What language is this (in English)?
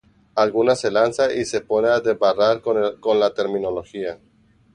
Spanish